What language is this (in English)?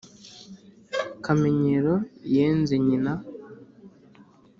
Kinyarwanda